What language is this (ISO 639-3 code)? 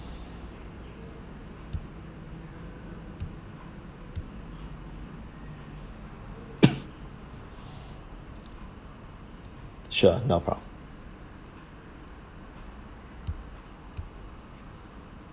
eng